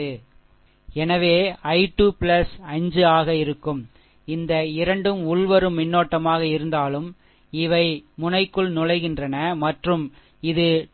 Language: Tamil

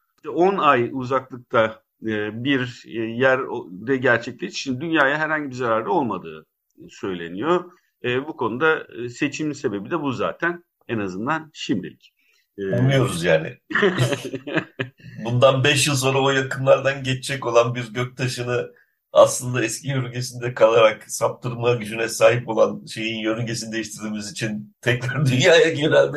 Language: Turkish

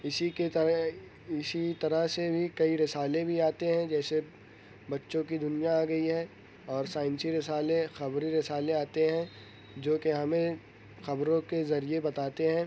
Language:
Urdu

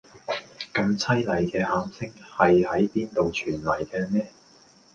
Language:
Cantonese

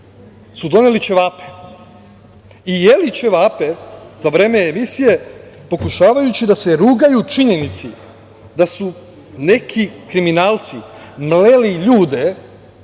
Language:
Serbian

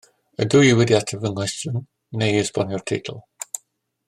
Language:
Welsh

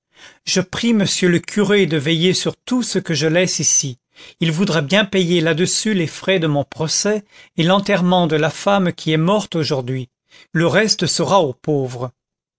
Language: French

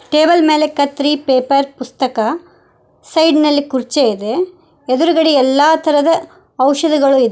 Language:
Kannada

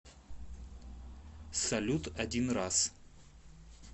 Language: Russian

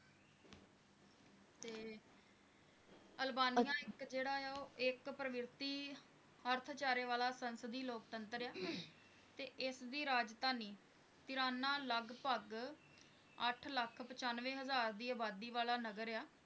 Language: Punjabi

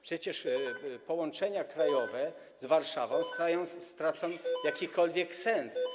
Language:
Polish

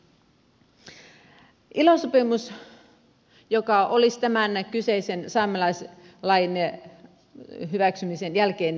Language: Finnish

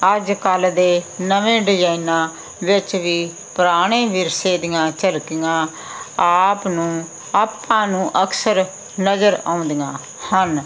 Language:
Punjabi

